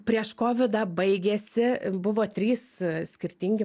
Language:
Lithuanian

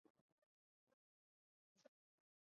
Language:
Chinese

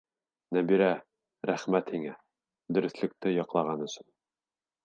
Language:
Bashkir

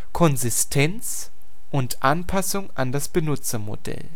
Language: German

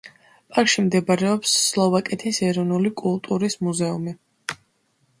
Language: Georgian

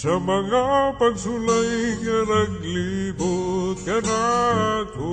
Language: Filipino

